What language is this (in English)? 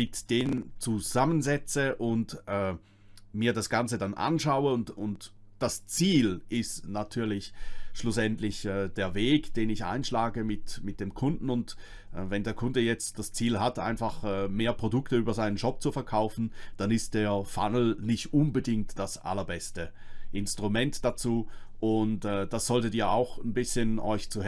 German